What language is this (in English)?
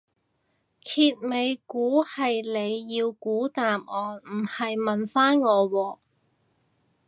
Cantonese